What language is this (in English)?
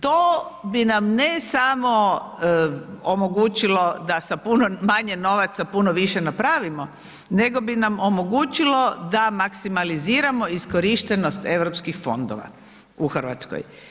Croatian